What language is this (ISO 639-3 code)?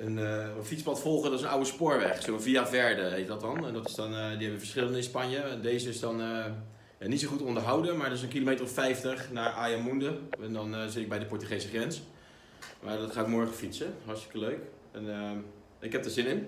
nld